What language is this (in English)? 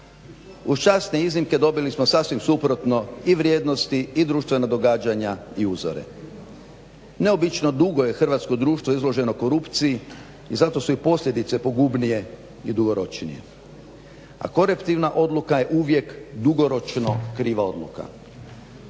Croatian